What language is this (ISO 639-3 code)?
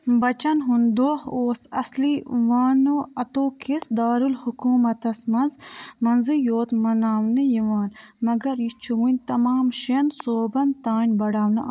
kas